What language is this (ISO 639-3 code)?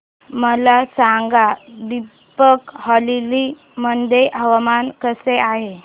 mar